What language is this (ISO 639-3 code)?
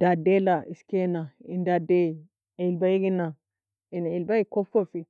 fia